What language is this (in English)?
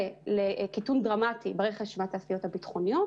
Hebrew